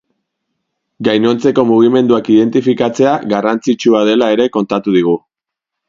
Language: Basque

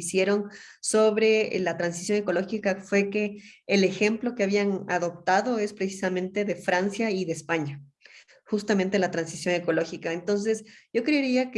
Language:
Spanish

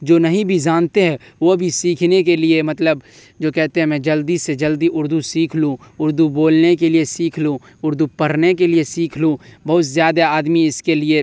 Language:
Urdu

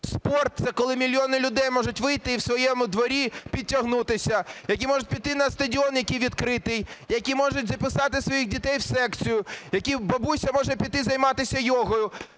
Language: Ukrainian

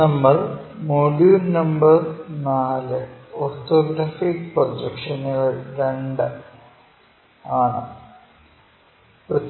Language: Malayalam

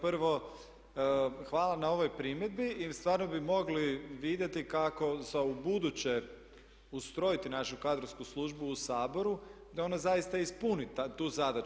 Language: Croatian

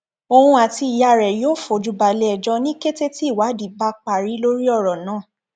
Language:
Yoruba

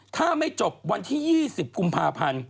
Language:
Thai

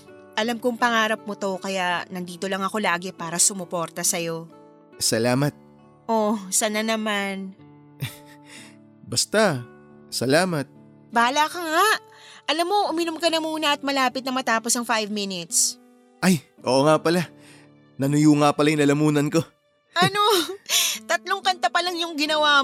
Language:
Filipino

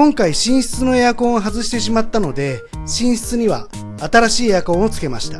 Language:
Japanese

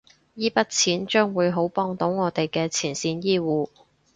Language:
Cantonese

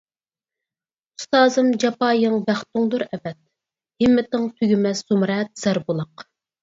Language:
Uyghur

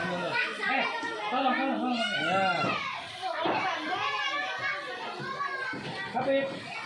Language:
Indonesian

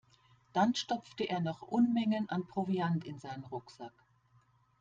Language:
German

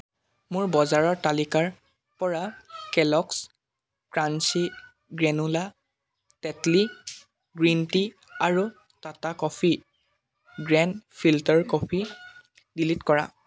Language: Assamese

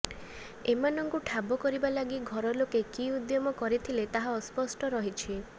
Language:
Odia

